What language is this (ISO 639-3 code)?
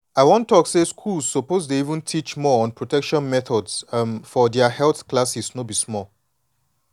pcm